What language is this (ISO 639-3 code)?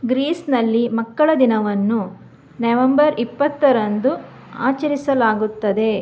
kan